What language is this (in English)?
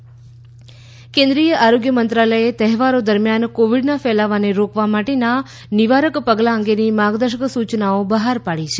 Gujarati